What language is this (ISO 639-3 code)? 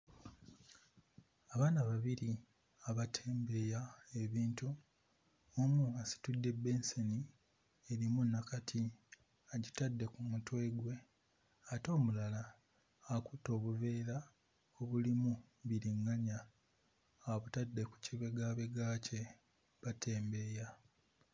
lug